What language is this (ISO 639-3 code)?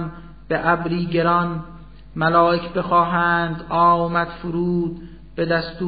fas